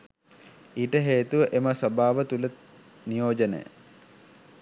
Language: Sinhala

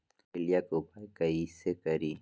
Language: Magahi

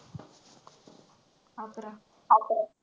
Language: Marathi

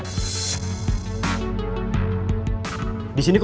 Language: Indonesian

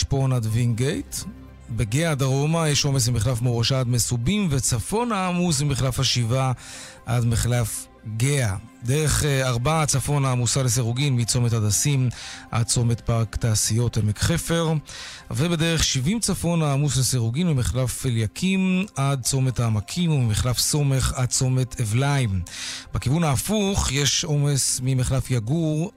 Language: Hebrew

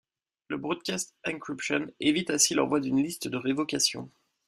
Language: French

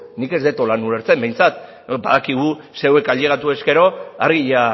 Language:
Basque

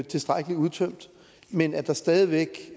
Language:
Danish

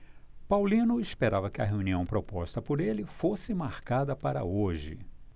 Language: Portuguese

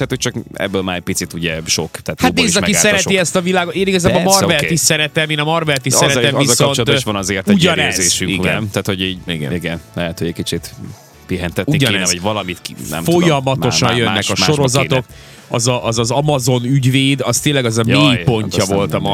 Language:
Hungarian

